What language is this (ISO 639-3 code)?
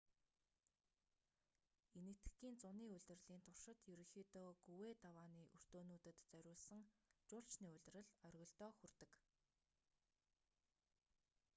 mon